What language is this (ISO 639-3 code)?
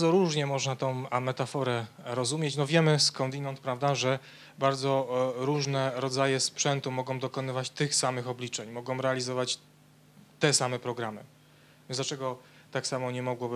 pol